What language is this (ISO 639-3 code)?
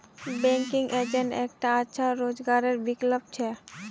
mag